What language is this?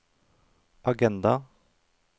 Norwegian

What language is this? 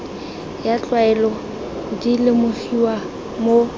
Tswana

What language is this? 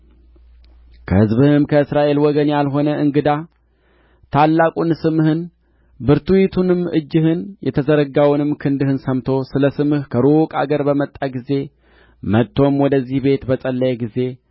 Amharic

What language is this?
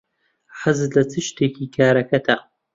Central Kurdish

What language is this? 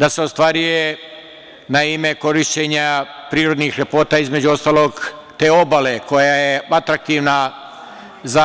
Serbian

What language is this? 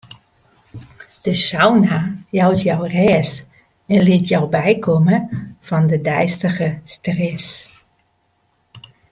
Western Frisian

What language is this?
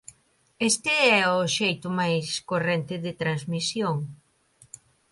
Galician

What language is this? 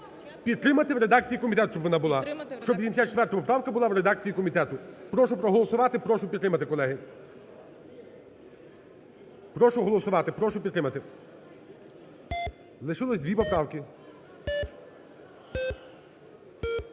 Ukrainian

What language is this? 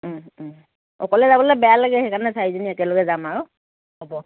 Assamese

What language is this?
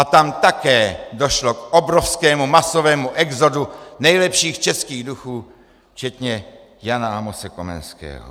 Czech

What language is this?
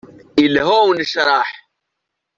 Kabyle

